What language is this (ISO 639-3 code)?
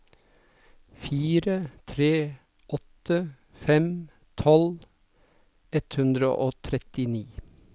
nor